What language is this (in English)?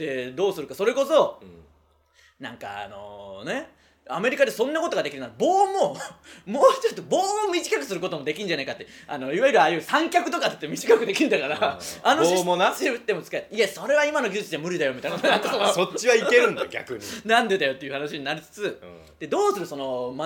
Japanese